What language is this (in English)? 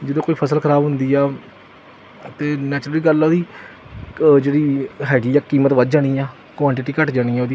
Punjabi